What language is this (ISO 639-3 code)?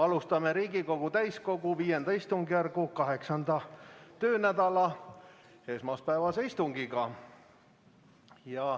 est